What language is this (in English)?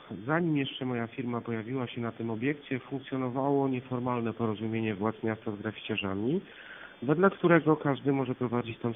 Polish